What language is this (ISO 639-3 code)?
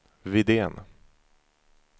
swe